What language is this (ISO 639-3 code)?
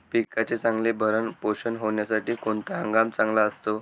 mar